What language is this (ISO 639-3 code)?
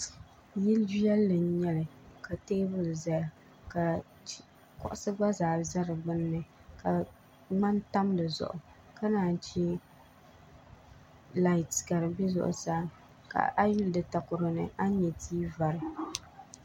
dag